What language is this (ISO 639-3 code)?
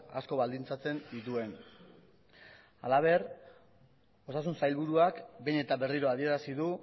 eus